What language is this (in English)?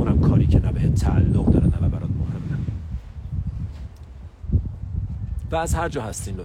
Persian